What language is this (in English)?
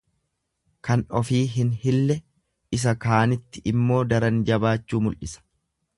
Oromo